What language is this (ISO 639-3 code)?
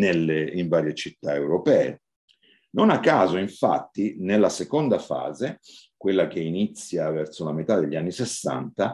ita